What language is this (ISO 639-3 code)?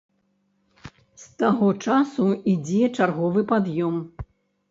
bel